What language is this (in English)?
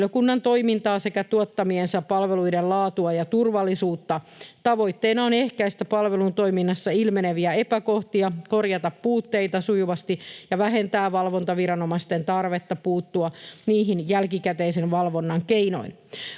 Finnish